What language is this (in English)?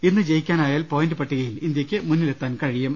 Malayalam